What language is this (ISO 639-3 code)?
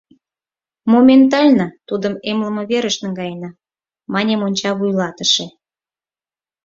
chm